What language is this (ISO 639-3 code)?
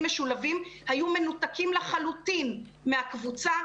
heb